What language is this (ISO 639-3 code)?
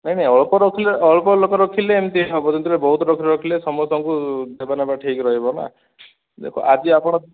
ori